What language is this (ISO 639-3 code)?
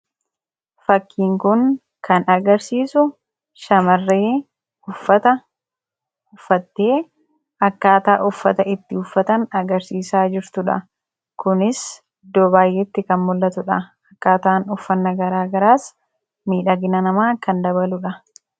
orm